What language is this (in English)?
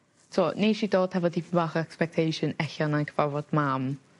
Welsh